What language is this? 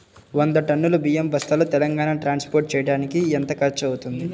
Telugu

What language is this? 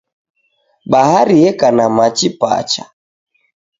Taita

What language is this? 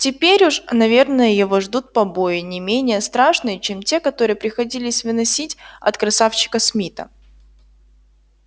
Russian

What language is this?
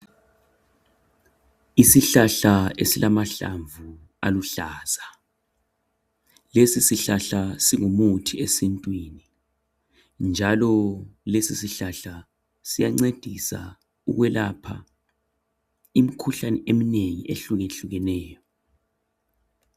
North Ndebele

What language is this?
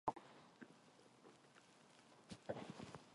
Korean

